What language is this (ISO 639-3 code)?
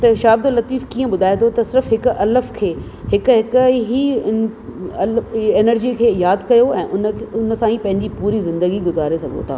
snd